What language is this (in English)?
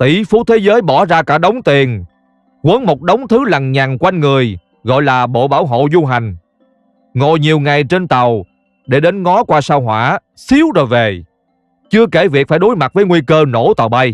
Vietnamese